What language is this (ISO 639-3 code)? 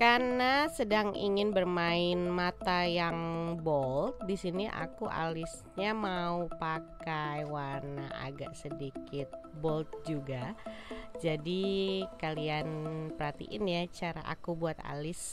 ind